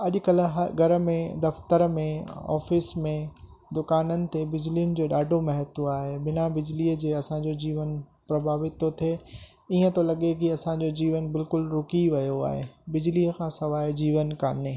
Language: Sindhi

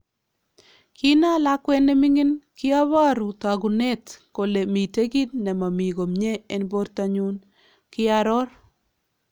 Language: Kalenjin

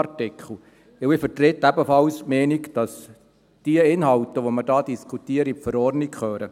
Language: Swiss German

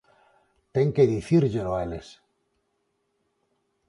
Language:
Galician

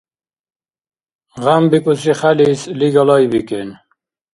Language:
Dargwa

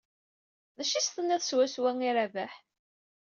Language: Kabyle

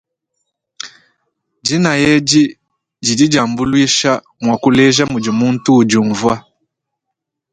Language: Luba-Lulua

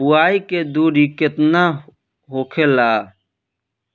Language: Bhojpuri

